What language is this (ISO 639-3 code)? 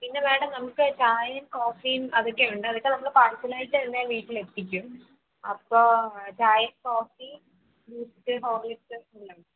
mal